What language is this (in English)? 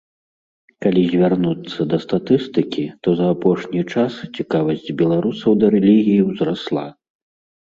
Belarusian